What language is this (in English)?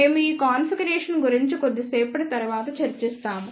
Telugu